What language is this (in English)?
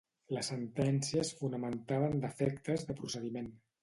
Catalan